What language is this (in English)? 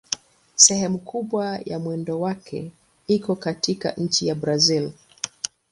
Swahili